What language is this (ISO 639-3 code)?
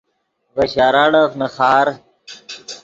ydg